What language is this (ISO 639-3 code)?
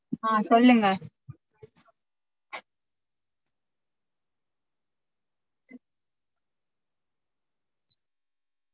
tam